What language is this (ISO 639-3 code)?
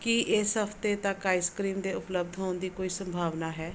pan